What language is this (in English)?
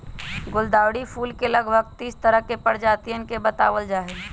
Magahi